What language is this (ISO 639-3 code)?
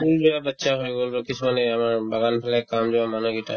asm